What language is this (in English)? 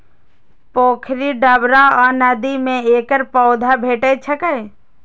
Maithili